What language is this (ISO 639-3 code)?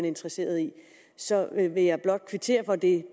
dan